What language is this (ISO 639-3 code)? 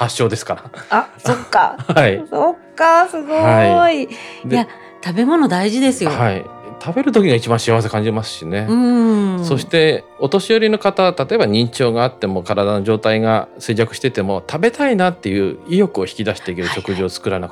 jpn